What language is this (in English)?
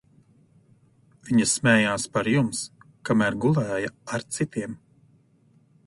Latvian